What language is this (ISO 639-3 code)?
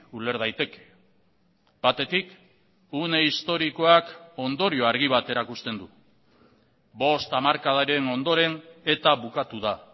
eus